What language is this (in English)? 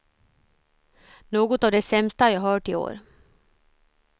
Swedish